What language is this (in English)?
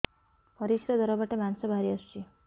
Odia